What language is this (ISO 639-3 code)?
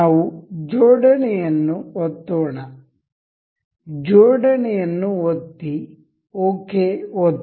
kan